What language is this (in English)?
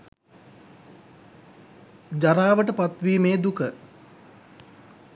Sinhala